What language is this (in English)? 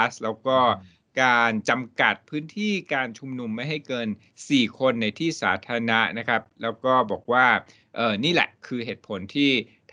Thai